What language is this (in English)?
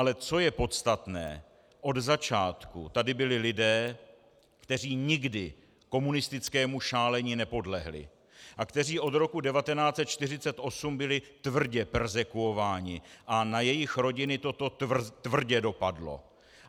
Czech